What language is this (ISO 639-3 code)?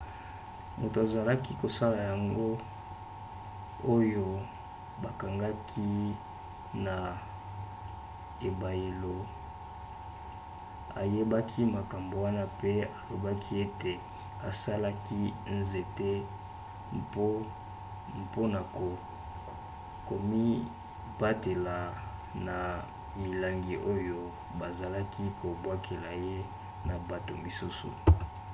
lin